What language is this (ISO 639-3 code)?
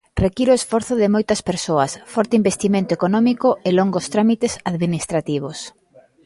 glg